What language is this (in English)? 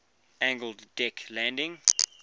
English